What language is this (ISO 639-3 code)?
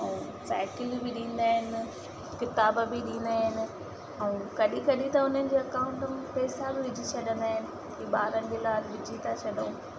snd